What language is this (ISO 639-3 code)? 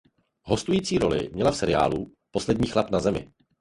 ces